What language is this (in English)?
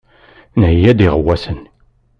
Kabyle